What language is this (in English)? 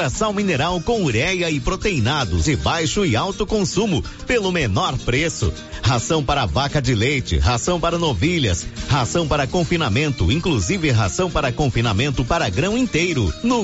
Portuguese